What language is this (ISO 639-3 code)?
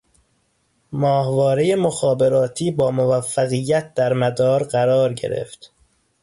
fas